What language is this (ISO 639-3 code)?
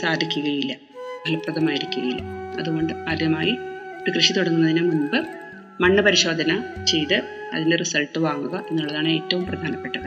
mal